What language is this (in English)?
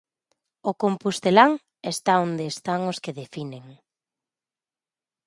Galician